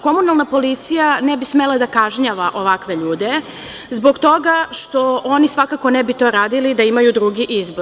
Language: Serbian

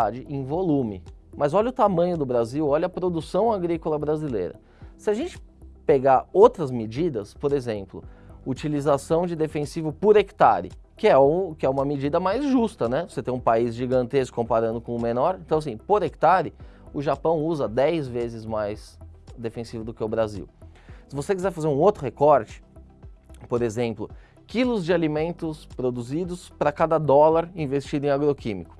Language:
Portuguese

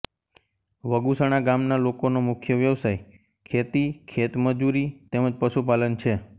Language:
Gujarati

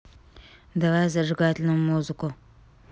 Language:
Russian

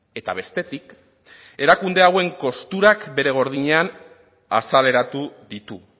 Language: Basque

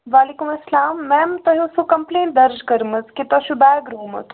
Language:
Kashmiri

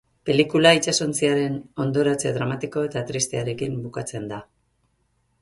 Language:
Basque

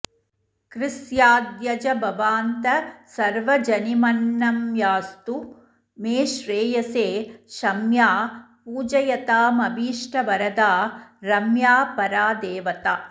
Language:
Sanskrit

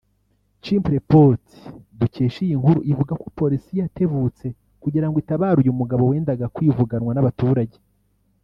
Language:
Kinyarwanda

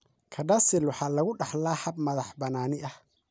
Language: Somali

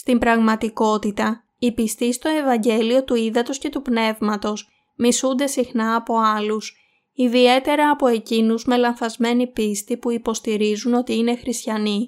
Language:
Greek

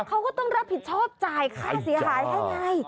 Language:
Thai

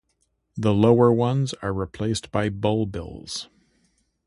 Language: English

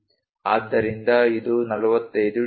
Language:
Kannada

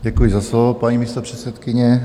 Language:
Czech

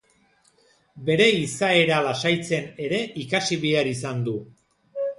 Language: Basque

